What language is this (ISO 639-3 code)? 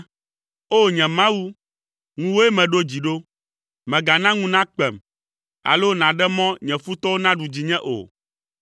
ewe